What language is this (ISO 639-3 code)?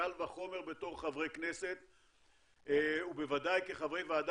heb